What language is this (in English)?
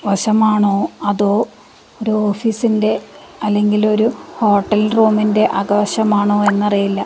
Malayalam